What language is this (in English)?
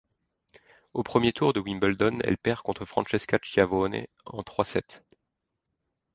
French